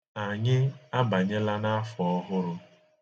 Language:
Igbo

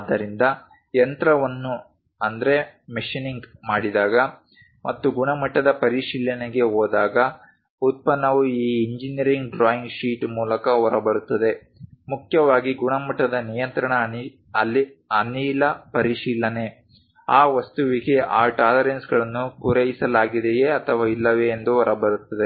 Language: Kannada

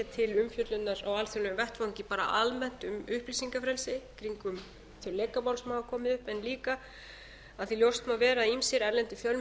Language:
Icelandic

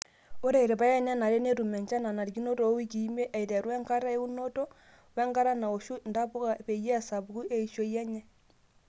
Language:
Masai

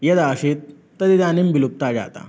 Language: Sanskrit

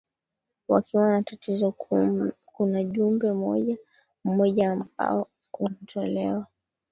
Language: Swahili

